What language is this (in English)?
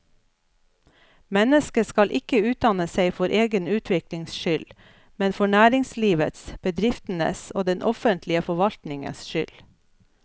Norwegian